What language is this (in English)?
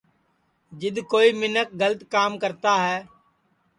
Sansi